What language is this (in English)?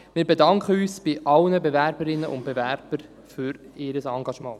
Swiss German